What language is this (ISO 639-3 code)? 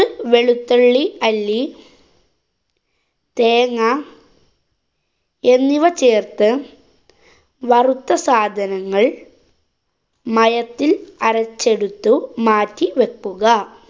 mal